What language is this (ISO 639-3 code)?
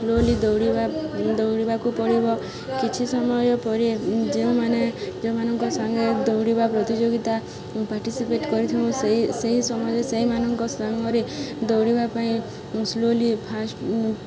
ori